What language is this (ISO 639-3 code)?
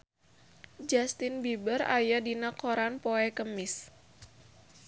sun